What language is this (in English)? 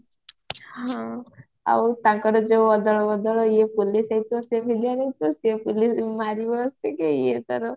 Odia